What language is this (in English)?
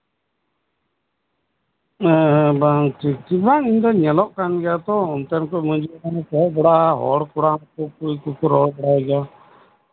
Santali